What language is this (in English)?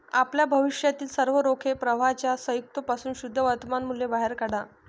Marathi